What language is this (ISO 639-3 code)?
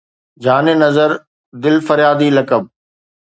snd